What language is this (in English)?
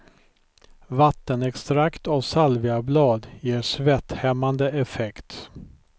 Swedish